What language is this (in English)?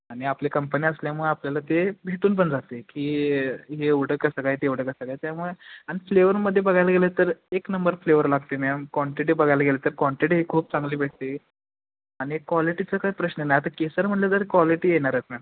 Marathi